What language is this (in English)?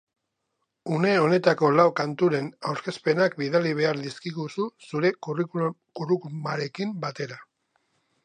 Basque